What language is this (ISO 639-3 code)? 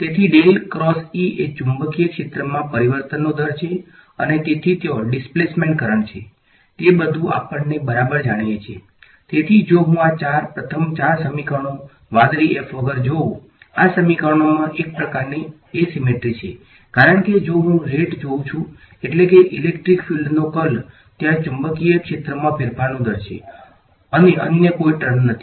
guj